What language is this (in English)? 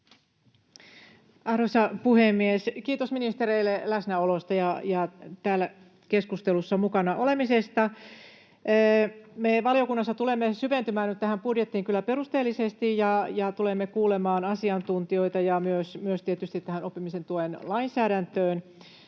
Finnish